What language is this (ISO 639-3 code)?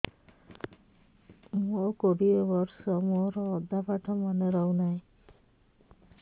ori